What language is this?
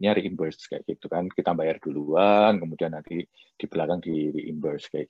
Indonesian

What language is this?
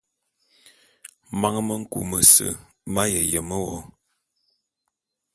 Bulu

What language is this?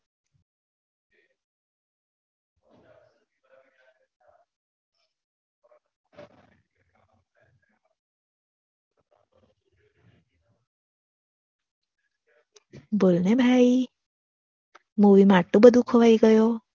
Gujarati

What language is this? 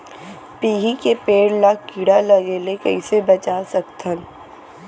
Chhattisgarhi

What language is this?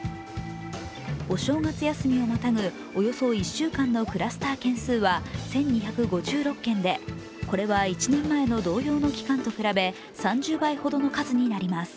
Japanese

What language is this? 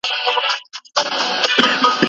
Pashto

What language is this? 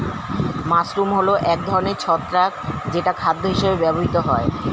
Bangla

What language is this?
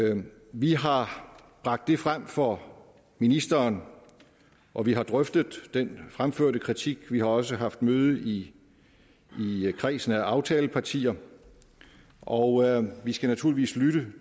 Danish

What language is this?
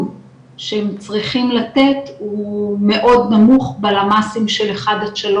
Hebrew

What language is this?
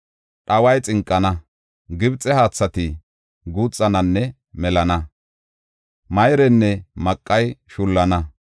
Gofa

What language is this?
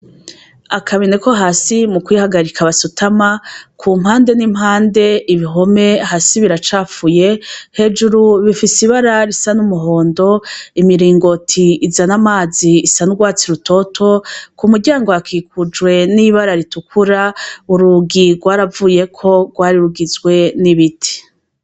Rundi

